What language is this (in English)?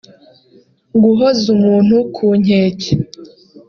Kinyarwanda